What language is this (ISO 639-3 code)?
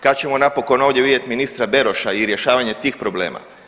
hrv